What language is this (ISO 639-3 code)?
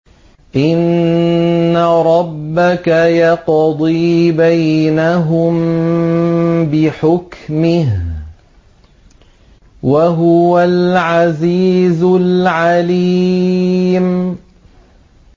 ara